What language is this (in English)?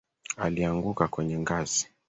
Swahili